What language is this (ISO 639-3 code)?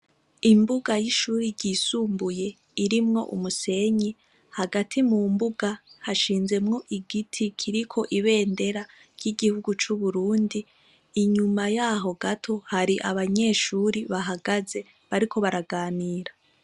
run